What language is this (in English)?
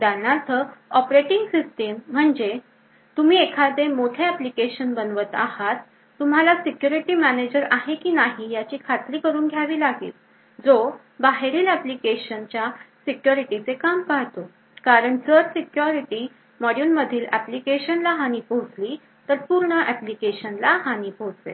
Marathi